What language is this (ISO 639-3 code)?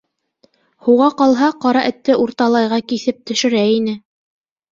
bak